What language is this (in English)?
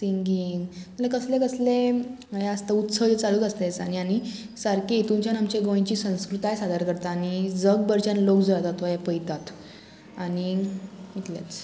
Konkani